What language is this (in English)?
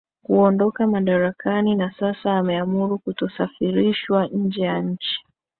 Swahili